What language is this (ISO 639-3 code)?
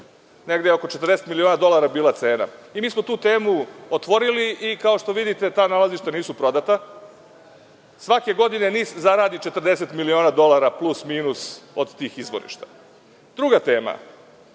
srp